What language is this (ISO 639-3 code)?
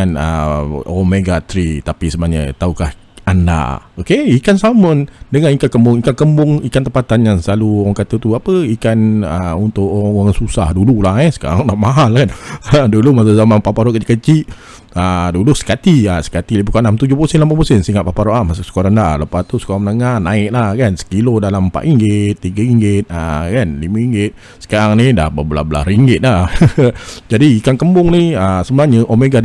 msa